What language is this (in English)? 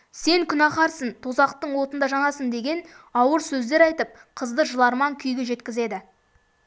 Kazakh